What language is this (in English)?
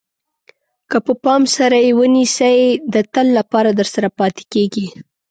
Pashto